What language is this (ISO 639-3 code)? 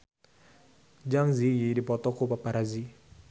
sun